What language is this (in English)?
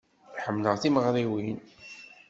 Kabyle